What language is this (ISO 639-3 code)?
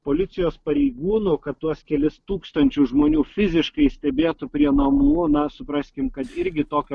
lit